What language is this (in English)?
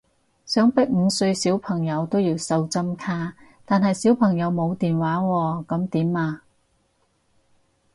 Cantonese